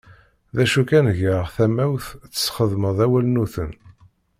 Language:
Kabyle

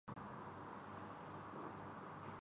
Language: Urdu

